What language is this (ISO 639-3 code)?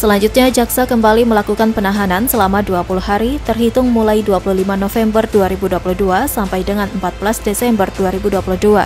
ind